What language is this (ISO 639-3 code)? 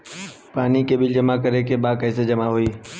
bho